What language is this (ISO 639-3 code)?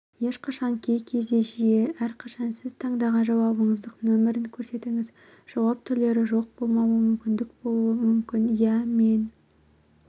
kaz